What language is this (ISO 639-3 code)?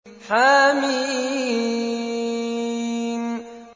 ara